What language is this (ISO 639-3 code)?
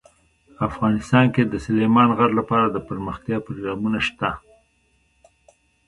pus